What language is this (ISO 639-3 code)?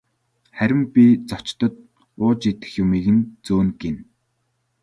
mon